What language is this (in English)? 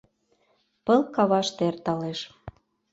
Mari